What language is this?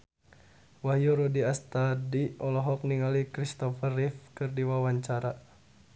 Sundanese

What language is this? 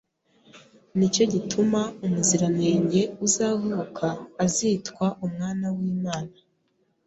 Kinyarwanda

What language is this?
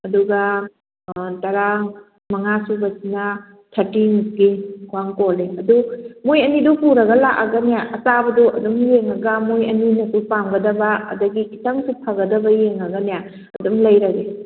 Manipuri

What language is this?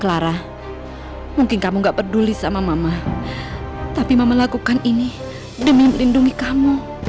Indonesian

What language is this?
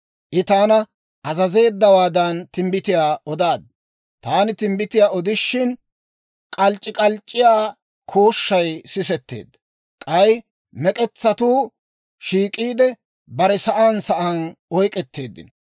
Dawro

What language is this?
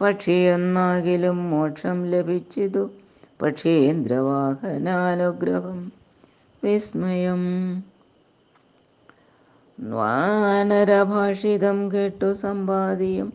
Malayalam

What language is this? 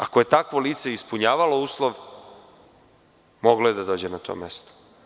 Serbian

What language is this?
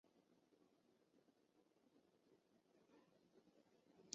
Chinese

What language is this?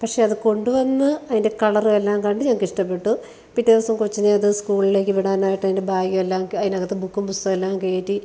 Malayalam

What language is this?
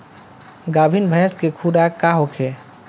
Bhojpuri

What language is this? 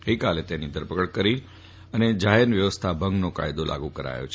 Gujarati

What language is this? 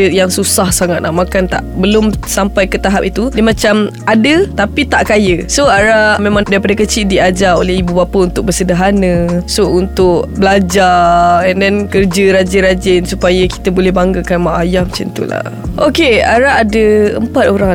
Malay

